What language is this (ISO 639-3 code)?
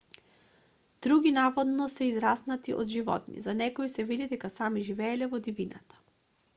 mkd